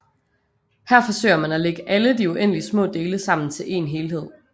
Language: Danish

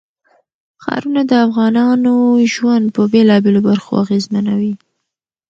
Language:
Pashto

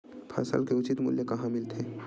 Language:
Chhattisgarhi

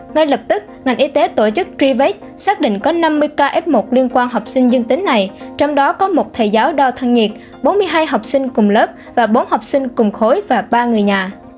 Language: Vietnamese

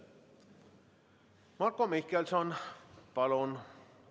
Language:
Estonian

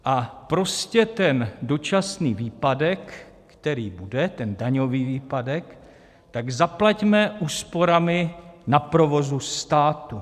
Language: Czech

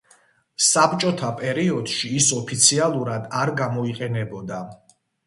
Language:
Georgian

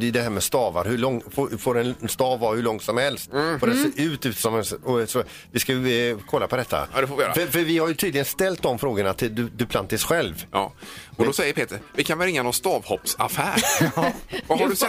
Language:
Swedish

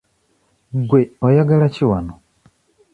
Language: Ganda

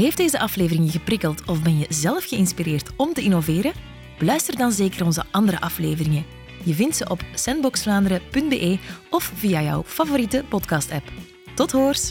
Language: Dutch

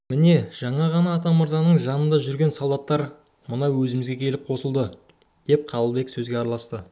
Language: Kazakh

